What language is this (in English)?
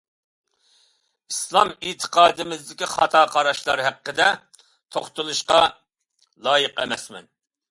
Uyghur